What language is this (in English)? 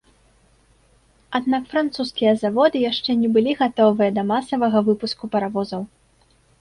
Belarusian